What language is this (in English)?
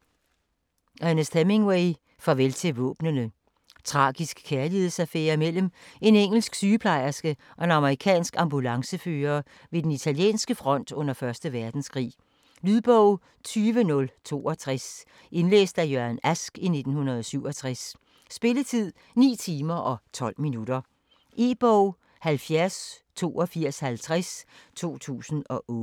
Danish